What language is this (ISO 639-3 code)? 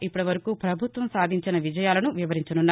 tel